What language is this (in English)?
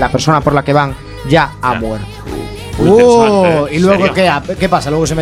Spanish